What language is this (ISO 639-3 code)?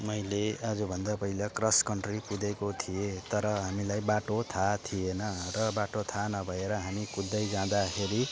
nep